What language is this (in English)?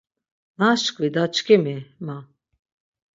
Laz